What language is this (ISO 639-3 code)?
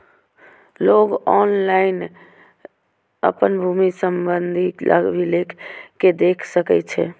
mai